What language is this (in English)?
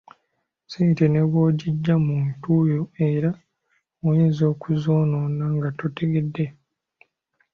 Ganda